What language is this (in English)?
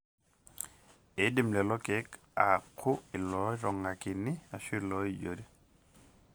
Masai